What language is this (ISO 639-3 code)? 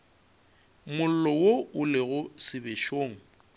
nso